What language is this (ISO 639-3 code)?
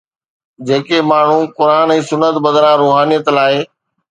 snd